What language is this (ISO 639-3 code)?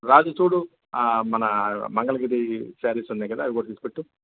tel